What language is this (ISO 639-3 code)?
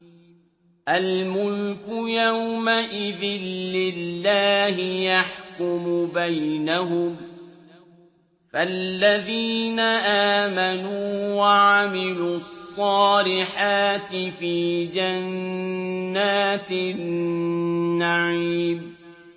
ara